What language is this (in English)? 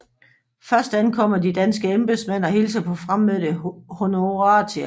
Danish